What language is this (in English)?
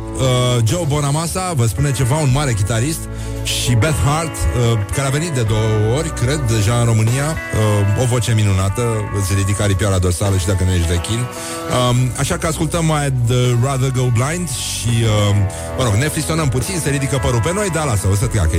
Romanian